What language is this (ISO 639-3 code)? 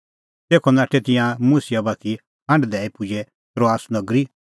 kfx